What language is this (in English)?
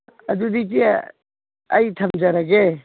Manipuri